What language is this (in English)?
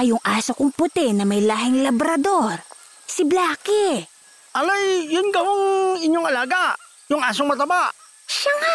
Filipino